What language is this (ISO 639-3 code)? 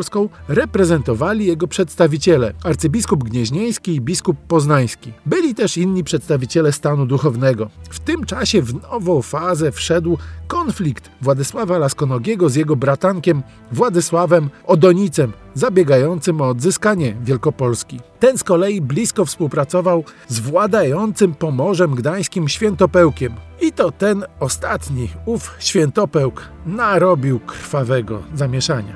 pol